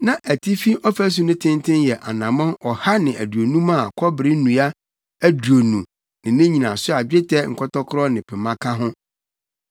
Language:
Akan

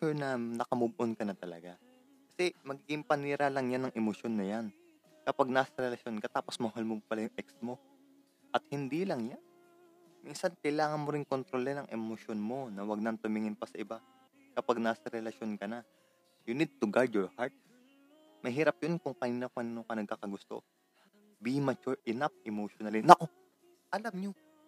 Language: Filipino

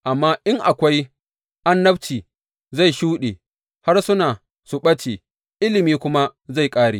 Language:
Hausa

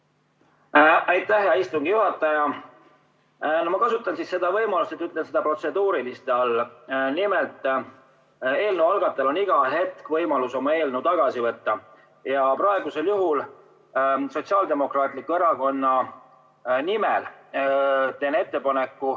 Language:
Estonian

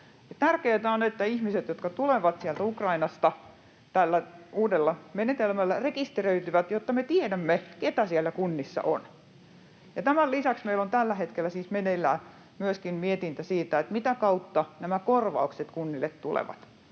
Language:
Finnish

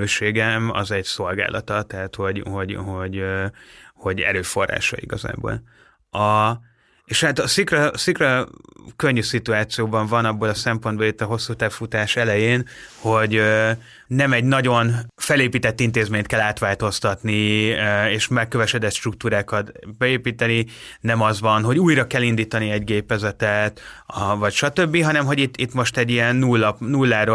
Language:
Hungarian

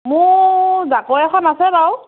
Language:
Assamese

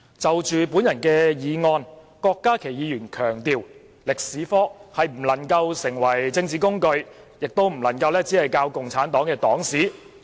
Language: Cantonese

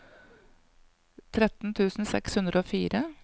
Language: Norwegian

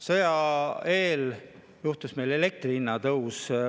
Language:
Estonian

